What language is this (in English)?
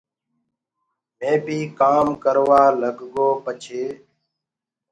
Gurgula